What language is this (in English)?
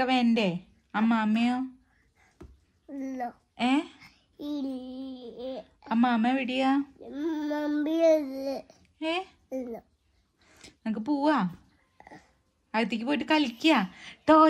Malayalam